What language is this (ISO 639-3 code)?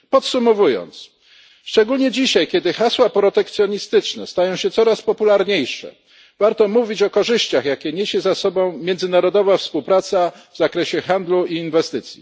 pol